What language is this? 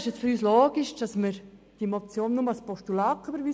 Swiss German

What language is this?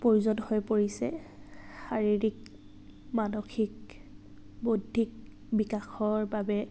Assamese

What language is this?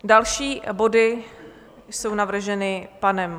Czech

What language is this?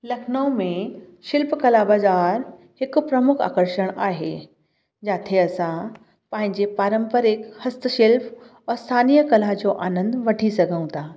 Sindhi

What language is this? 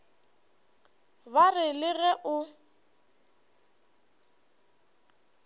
Northern Sotho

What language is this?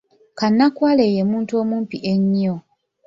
Ganda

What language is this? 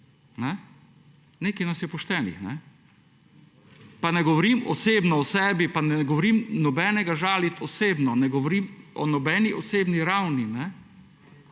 Slovenian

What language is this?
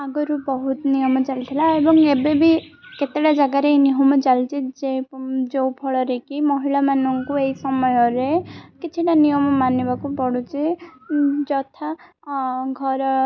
Odia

